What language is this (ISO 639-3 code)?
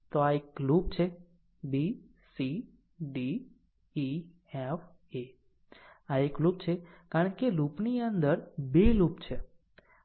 guj